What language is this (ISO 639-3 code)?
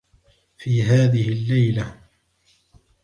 ara